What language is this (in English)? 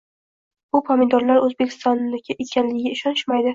Uzbek